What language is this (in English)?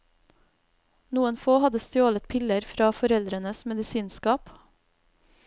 Norwegian